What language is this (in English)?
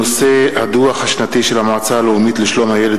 Hebrew